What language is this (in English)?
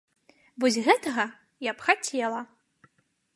Belarusian